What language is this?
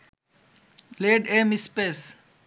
Bangla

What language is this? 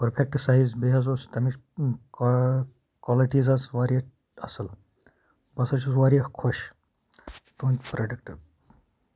Kashmiri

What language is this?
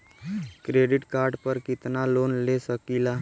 Bhojpuri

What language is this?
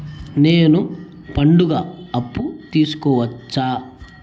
Telugu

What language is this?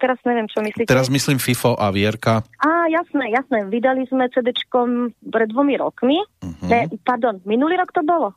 Slovak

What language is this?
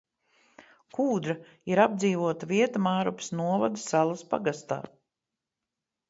Latvian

